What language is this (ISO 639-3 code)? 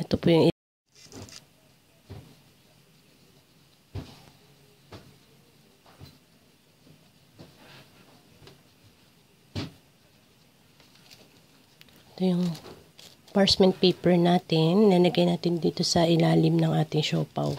fil